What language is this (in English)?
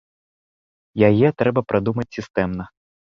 Belarusian